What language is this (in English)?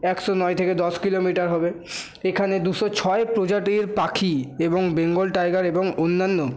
Bangla